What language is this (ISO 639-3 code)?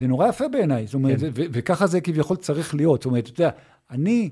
heb